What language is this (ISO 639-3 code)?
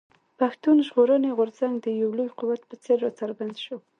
pus